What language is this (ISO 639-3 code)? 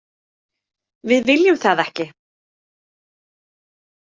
isl